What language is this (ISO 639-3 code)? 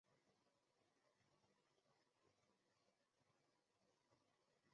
zho